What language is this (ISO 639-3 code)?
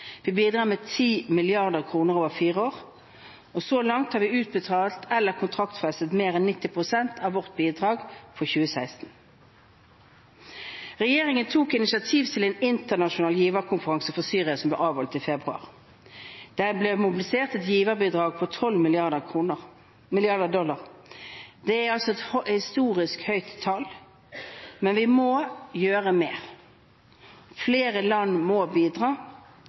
nob